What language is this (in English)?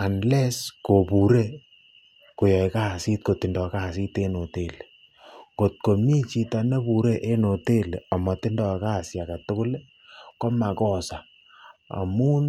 Kalenjin